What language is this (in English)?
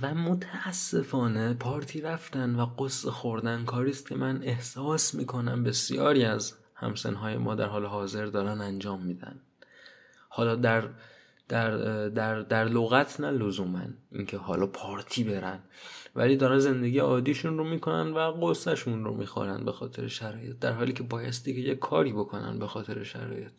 Persian